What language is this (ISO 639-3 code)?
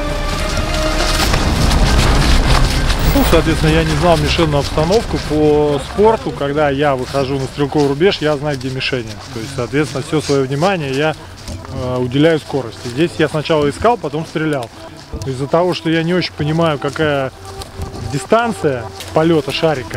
rus